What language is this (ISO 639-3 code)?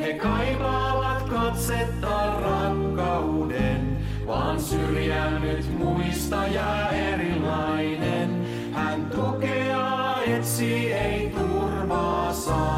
fin